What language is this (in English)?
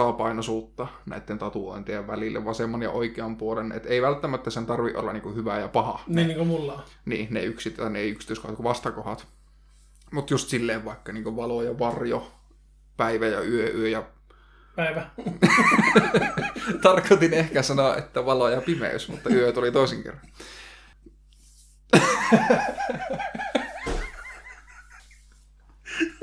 Finnish